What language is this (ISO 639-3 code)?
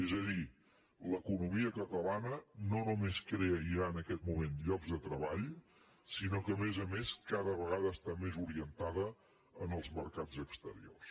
cat